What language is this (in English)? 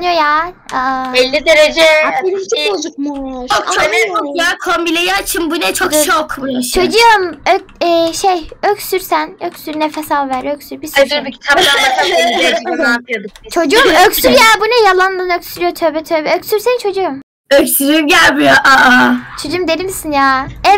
Turkish